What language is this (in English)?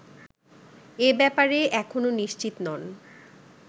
Bangla